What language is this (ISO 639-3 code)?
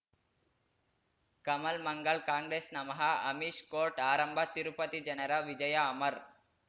kan